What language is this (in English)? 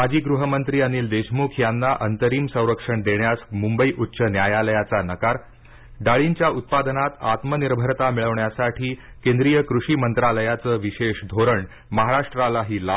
Marathi